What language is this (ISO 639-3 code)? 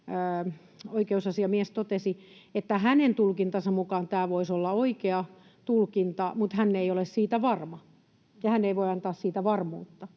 fin